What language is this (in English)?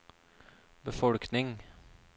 Norwegian